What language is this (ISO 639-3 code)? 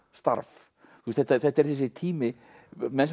isl